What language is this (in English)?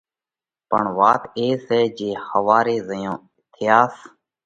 Parkari Koli